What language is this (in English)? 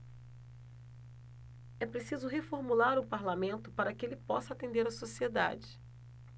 Portuguese